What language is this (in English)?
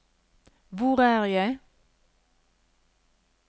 Norwegian